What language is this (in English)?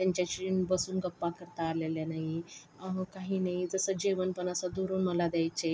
Marathi